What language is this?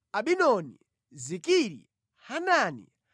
Nyanja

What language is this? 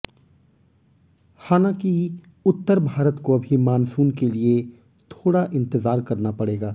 Hindi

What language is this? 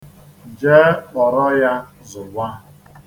Igbo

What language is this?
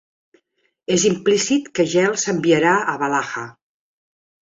Catalan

